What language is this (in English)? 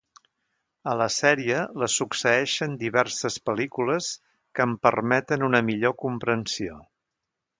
Catalan